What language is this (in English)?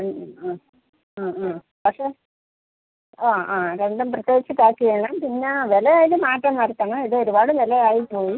Malayalam